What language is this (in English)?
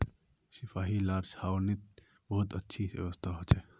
Magahi